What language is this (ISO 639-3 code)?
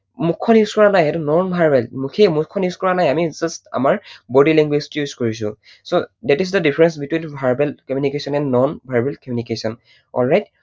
asm